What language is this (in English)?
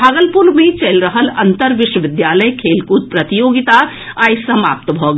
Maithili